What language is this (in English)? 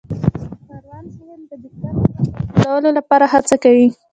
Pashto